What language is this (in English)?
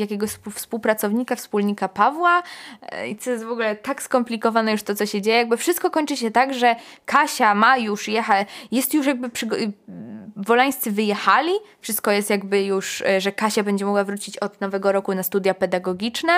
Polish